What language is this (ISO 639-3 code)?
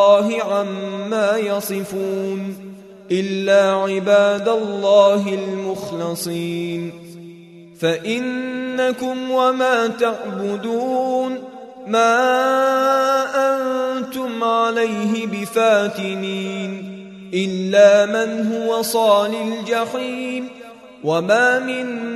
ara